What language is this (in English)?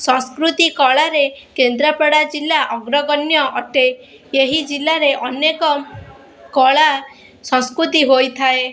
Odia